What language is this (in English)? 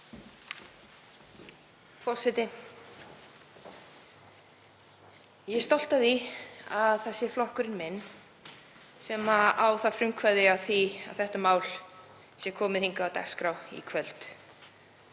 Icelandic